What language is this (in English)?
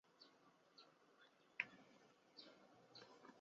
Chinese